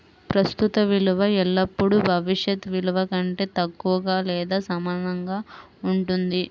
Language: Telugu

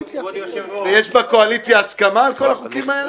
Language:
Hebrew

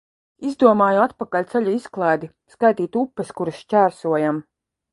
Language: Latvian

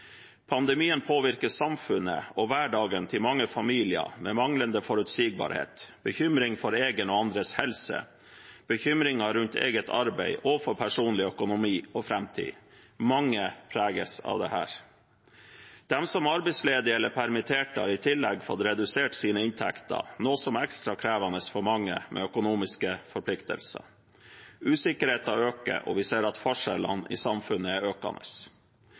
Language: Norwegian Bokmål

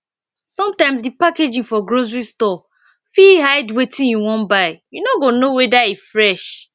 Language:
Nigerian Pidgin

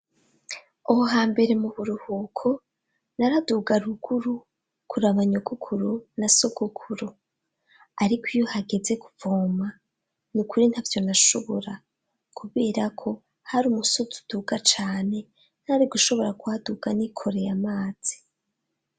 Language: Rundi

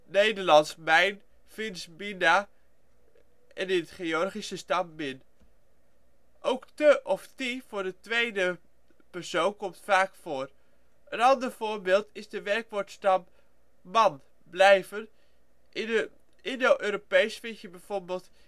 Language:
Dutch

